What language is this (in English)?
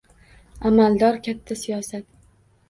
Uzbek